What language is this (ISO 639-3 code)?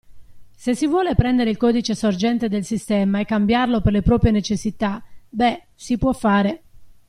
ita